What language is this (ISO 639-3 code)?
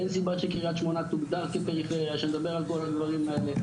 heb